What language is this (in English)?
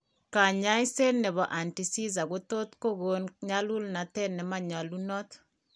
Kalenjin